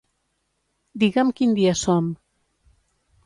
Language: Catalan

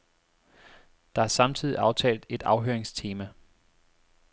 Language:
Danish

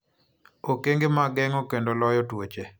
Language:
Luo (Kenya and Tanzania)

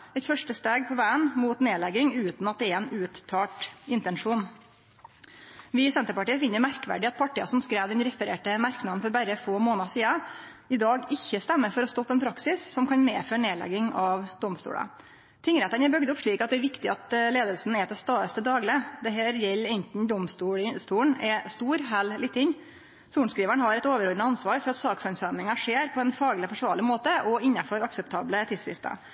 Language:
Norwegian Nynorsk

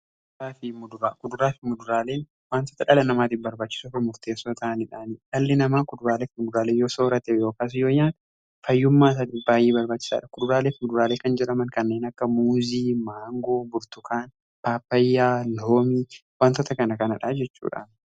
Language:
Oromo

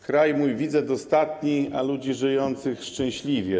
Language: Polish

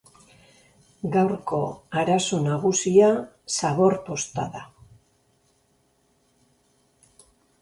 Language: Basque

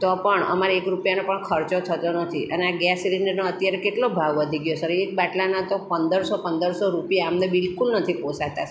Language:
Gujarati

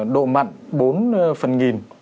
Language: Vietnamese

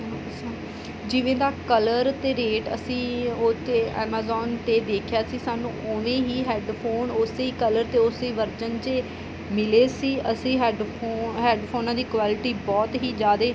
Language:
Punjabi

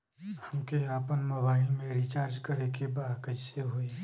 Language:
Bhojpuri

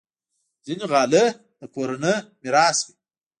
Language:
Pashto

